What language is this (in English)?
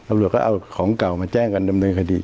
Thai